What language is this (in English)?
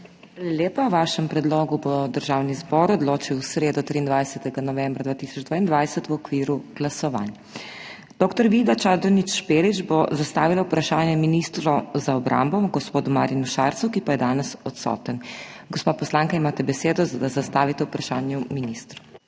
Slovenian